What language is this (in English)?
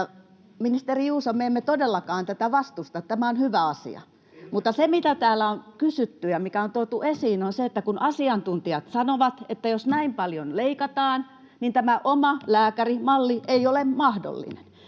Finnish